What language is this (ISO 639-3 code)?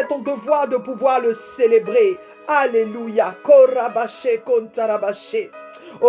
fra